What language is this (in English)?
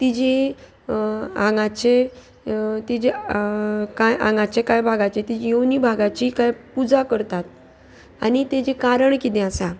Konkani